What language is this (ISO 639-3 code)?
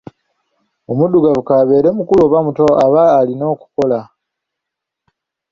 lug